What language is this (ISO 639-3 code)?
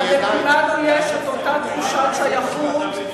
heb